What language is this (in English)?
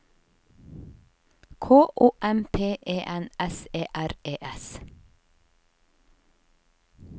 Norwegian